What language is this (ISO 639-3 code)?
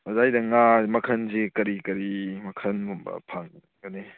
mni